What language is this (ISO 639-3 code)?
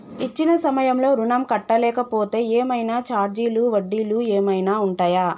tel